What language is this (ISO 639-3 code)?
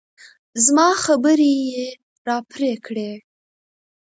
pus